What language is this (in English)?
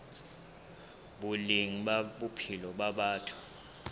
Southern Sotho